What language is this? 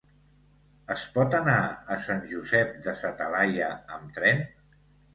Catalan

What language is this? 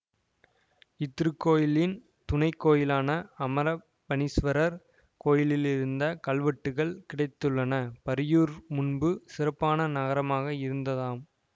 Tamil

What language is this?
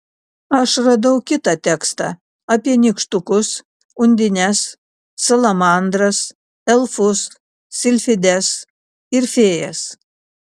Lithuanian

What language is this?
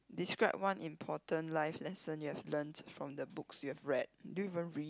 English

